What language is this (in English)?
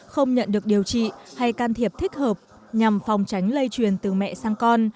Vietnamese